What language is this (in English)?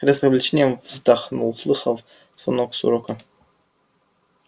Russian